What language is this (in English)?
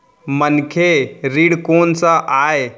Chhattisgarhi